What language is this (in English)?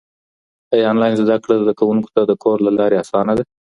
Pashto